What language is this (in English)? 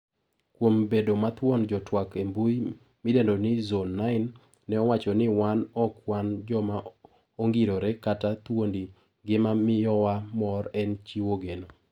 Luo (Kenya and Tanzania)